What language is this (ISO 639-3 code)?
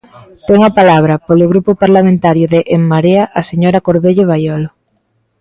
glg